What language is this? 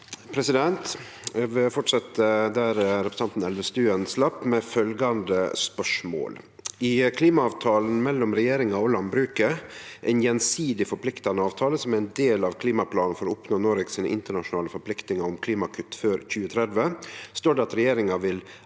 Norwegian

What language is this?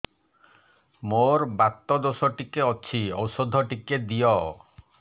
Odia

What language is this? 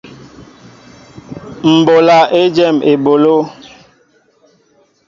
Mbo (Cameroon)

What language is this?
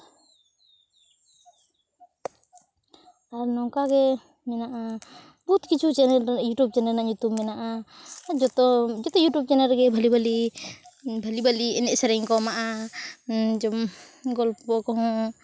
Santali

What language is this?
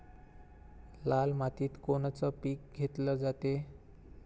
Marathi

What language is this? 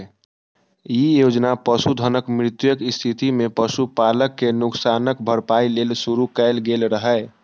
Maithili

